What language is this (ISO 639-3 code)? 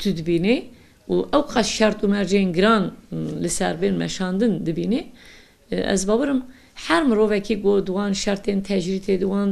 tur